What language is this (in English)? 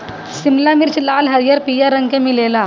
Bhojpuri